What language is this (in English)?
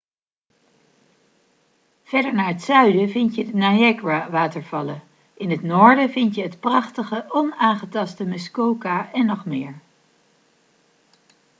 Dutch